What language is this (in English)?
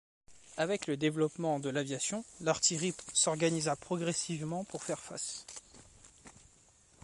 French